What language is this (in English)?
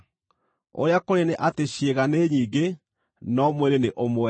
Kikuyu